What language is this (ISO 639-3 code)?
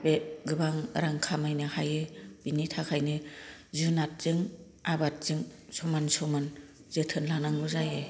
brx